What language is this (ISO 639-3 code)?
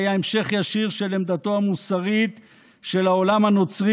heb